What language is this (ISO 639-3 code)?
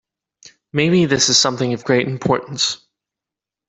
eng